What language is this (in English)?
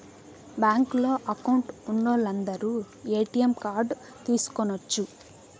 Telugu